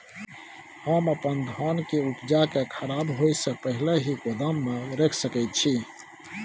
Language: Maithili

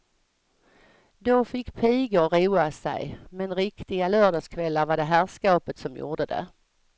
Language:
Swedish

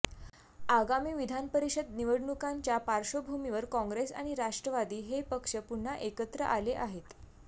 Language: Marathi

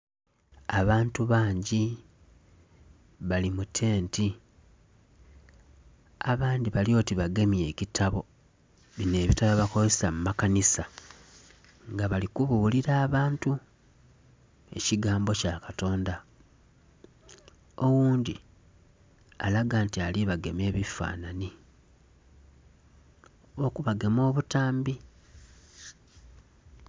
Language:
Soga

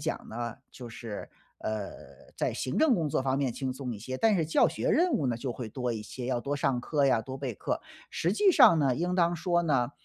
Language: Chinese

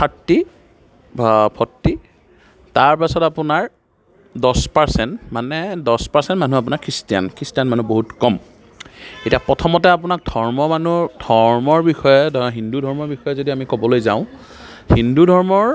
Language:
Assamese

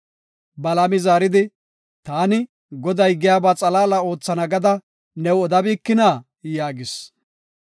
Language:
Gofa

